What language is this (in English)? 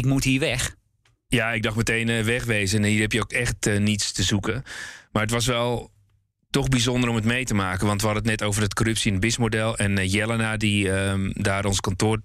Dutch